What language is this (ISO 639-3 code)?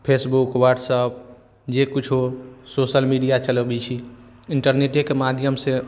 mai